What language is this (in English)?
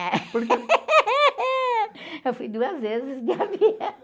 Portuguese